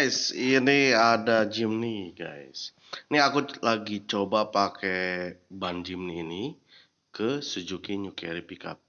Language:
Indonesian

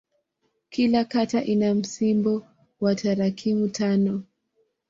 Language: Swahili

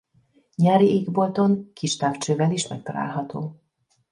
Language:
Hungarian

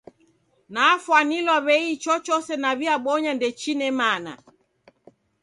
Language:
Taita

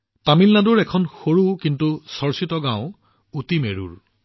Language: Assamese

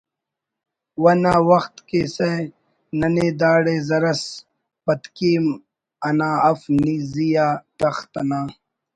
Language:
Brahui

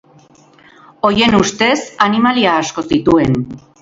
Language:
Basque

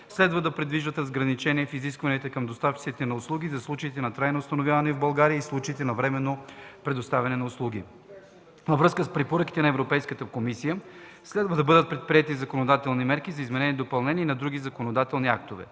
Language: Bulgarian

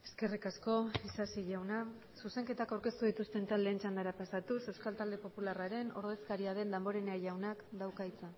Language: Basque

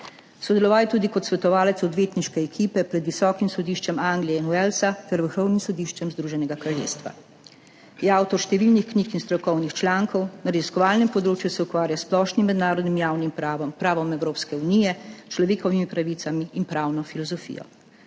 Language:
Slovenian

